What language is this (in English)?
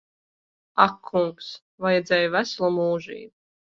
Latvian